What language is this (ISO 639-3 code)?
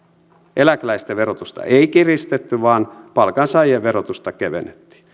fin